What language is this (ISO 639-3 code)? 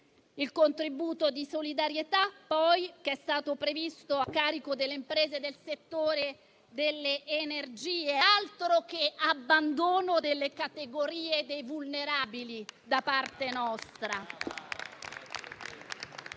ita